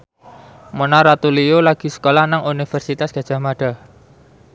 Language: Javanese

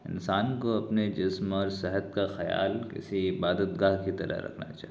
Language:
Urdu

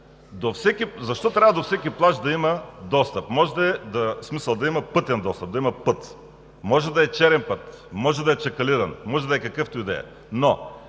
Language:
Bulgarian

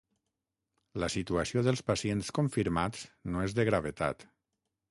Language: Catalan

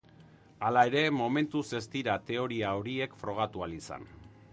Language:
Basque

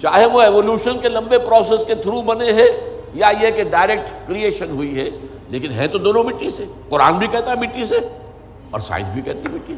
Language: Urdu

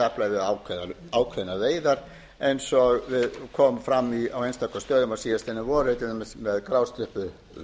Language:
Icelandic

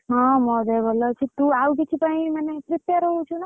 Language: Odia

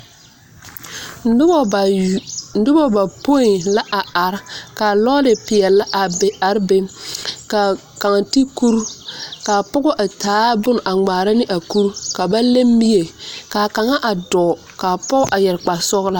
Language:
Southern Dagaare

